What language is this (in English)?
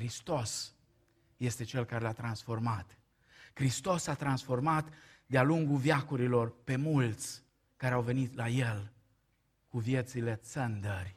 Romanian